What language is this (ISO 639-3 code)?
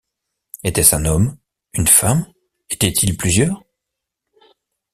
fra